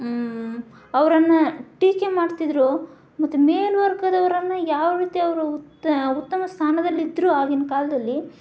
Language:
Kannada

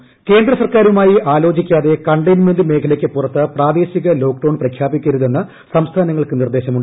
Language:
Malayalam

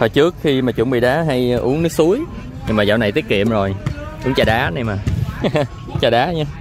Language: Vietnamese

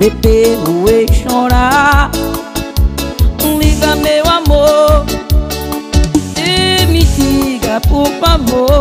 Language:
Portuguese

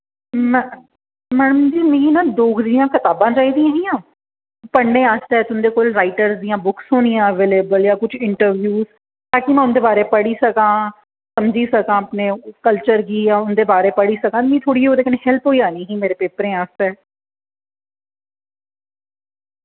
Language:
Dogri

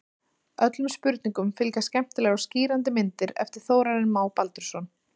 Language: Icelandic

